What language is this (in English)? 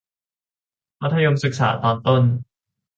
Thai